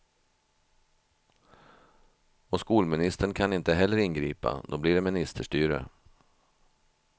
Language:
Swedish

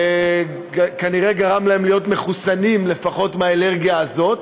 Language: Hebrew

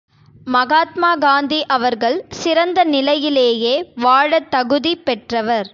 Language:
Tamil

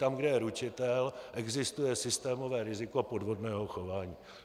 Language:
Czech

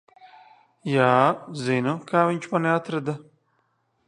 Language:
Latvian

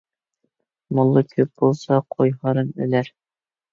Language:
Uyghur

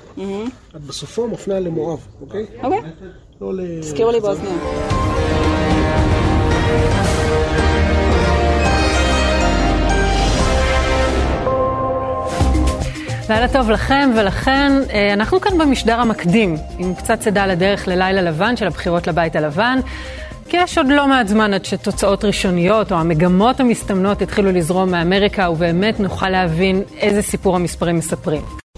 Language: Hebrew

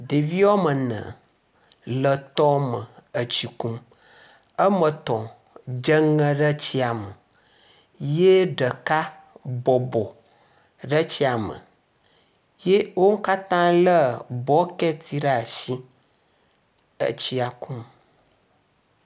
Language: Ewe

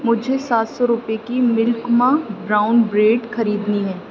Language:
Urdu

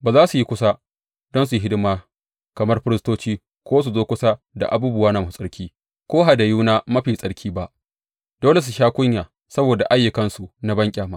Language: Hausa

